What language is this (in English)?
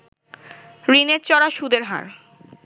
Bangla